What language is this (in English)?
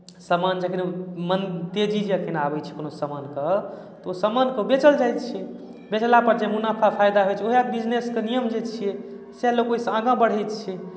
Maithili